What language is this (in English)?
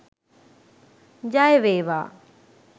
Sinhala